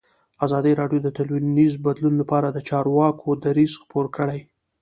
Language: Pashto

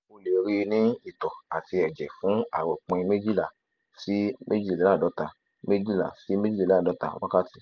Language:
Yoruba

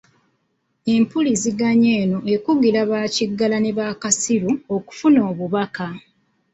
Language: Ganda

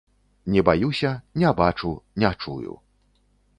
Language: Belarusian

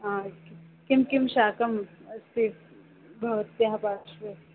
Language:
Sanskrit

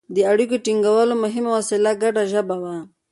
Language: Pashto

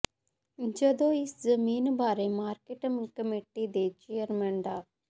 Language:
Punjabi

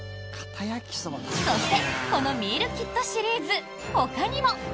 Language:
Japanese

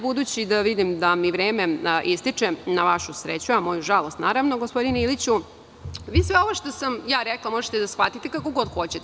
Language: Serbian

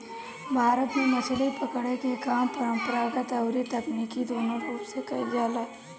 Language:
Bhojpuri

